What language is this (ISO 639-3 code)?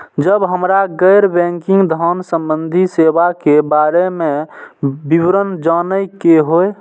mai